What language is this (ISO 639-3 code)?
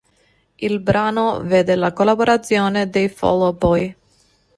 ita